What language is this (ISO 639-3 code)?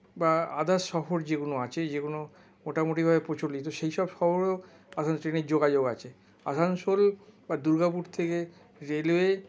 ben